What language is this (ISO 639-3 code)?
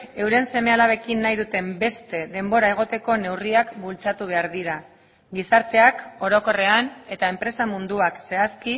eus